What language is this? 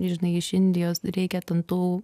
Lithuanian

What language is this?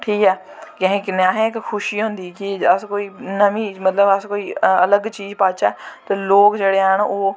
Dogri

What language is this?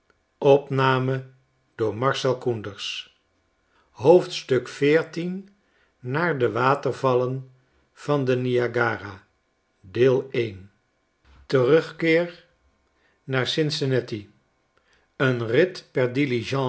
Dutch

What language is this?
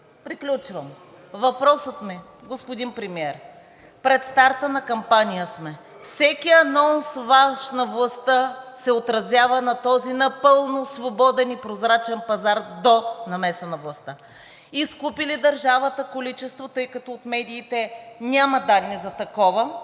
Bulgarian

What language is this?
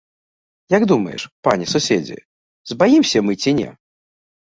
Belarusian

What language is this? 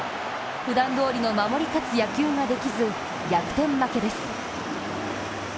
Japanese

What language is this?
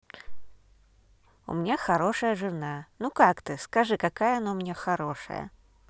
Russian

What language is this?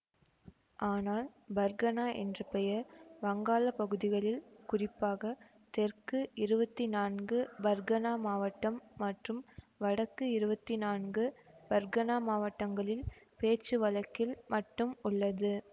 Tamil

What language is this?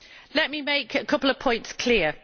English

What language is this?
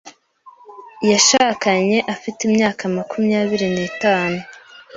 Kinyarwanda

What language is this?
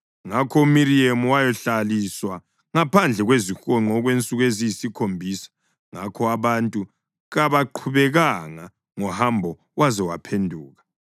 North Ndebele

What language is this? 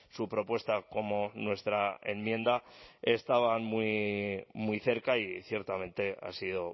Spanish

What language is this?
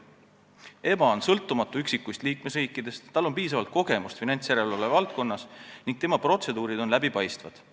Estonian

